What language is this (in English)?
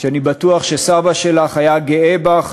Hebrew